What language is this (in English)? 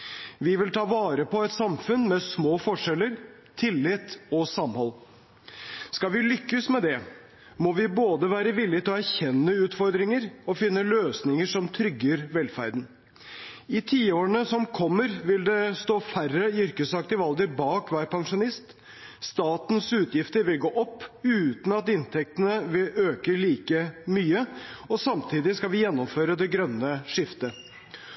Norwegian Bokmål